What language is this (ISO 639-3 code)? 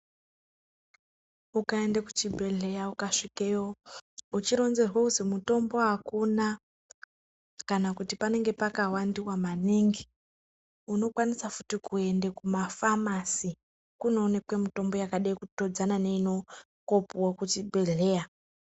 ndc